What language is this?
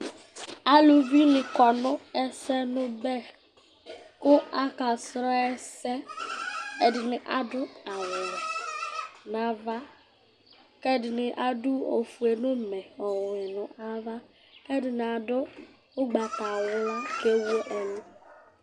Ikposo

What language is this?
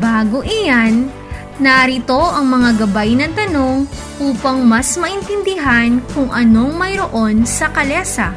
Filipino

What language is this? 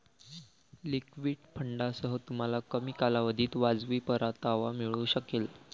Marathi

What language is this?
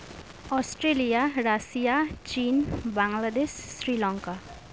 Santali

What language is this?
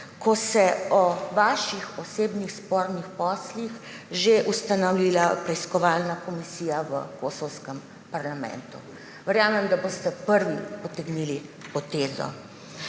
Slovenian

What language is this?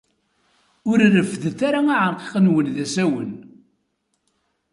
Kabyle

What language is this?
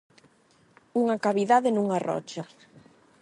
Galician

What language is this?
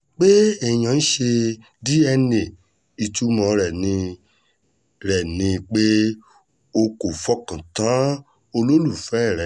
Yoruba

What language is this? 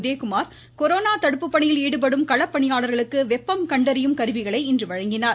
Tamil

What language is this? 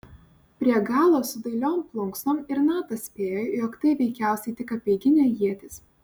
Lithuanian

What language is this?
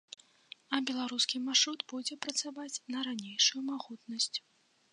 Belarusian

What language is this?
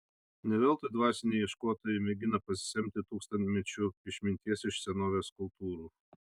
Lithuanian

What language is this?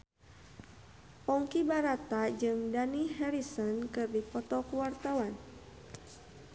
Sundanese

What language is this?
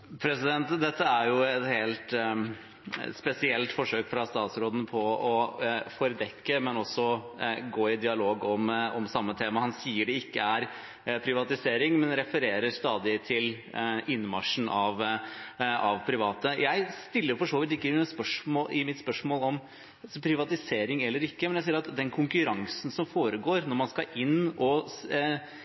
Norwegian Bokmål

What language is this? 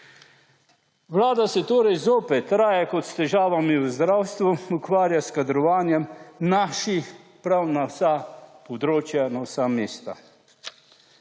Slovenian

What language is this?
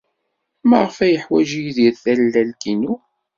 Kabyle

